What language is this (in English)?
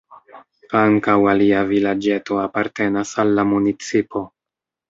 Esperanto